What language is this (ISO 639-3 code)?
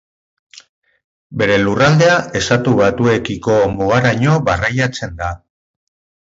eus